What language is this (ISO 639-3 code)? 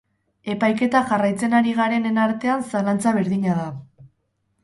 eus